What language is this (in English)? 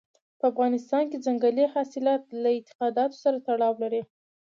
Pashto